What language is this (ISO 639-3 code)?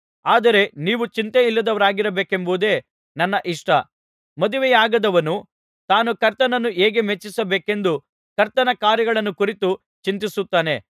kan